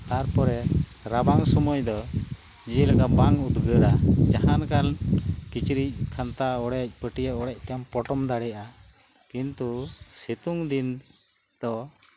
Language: Santali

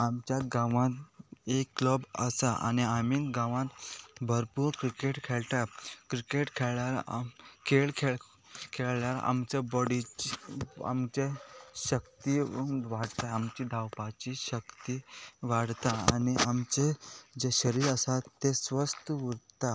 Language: Konkani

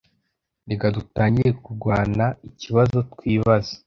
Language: Kinyarwanda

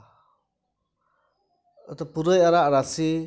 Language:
Santali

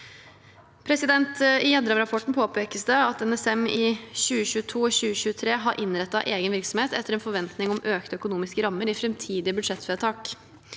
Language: Norwegian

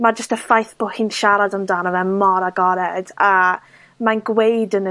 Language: Welsh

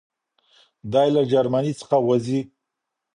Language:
Pashto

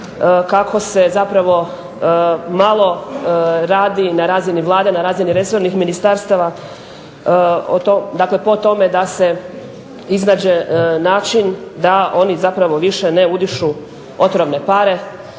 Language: Croatian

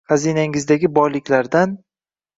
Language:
Uzbek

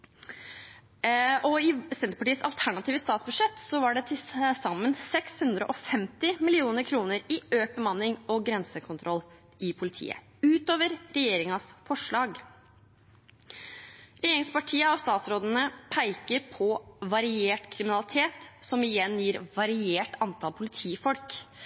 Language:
Norwegian Bokmål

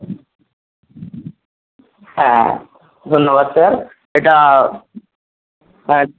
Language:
Bangla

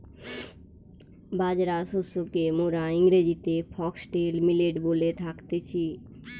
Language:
Bangla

